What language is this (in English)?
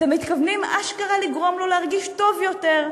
Hebrew